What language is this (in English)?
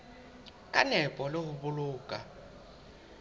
Southern Sotho